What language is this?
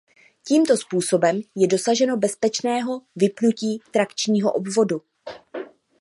Czech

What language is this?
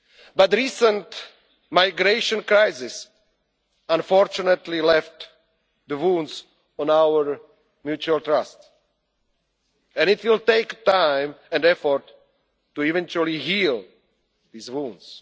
English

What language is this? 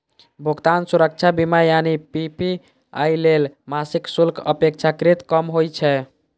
Maithili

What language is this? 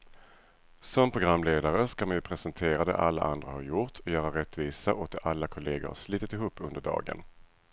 Swedish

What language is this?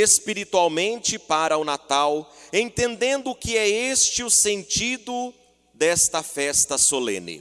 Portuguese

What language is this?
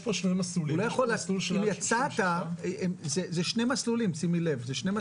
Hebrew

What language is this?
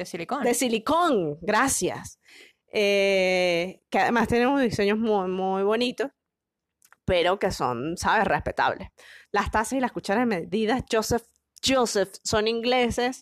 Spanish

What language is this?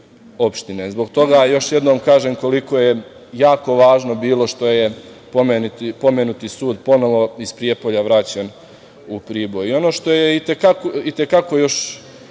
Serbian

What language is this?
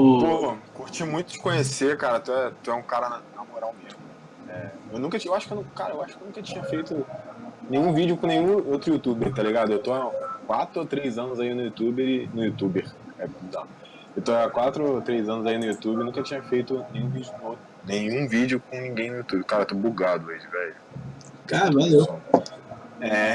Portuguese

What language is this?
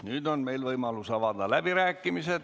Estonian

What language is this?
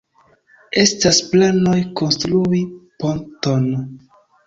Esperanto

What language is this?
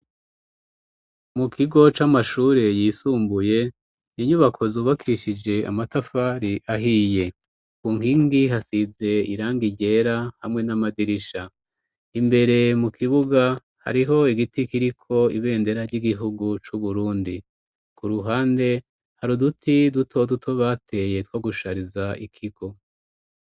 Rundi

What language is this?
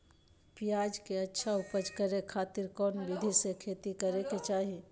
Magahi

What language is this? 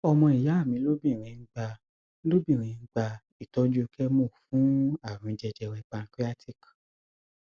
Yoruba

